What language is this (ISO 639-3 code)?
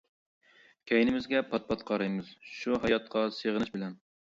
uig